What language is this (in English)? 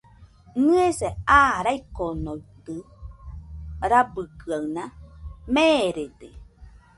Nüpode Huitoto